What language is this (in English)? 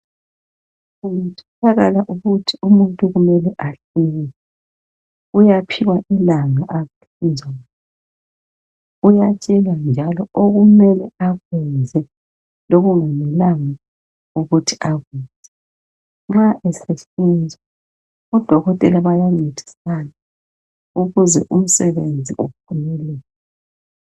North Ndebele